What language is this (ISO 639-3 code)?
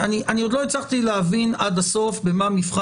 heb